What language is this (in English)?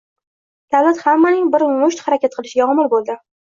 Uzbek